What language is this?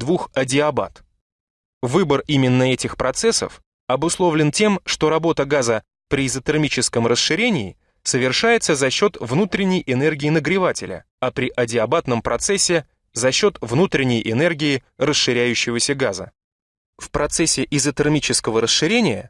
Russian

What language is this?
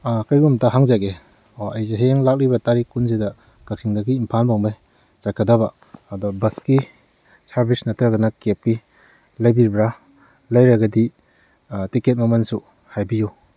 Manipuri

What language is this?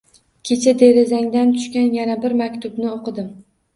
Uzbek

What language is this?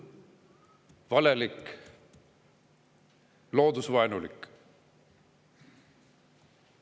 Estonian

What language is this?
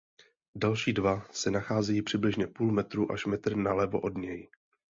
Czech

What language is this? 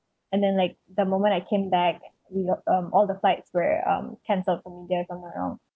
English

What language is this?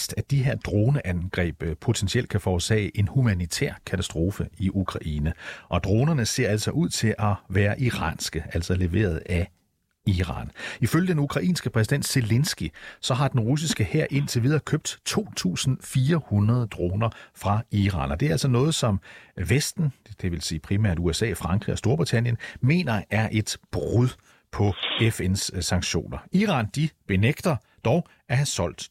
Danish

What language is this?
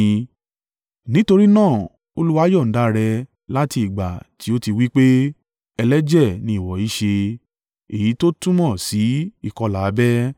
Yoruba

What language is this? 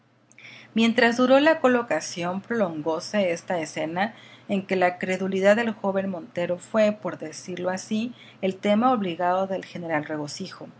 Spanish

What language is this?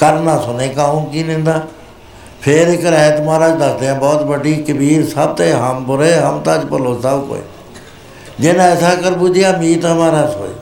Punjabi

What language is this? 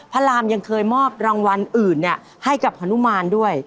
Thai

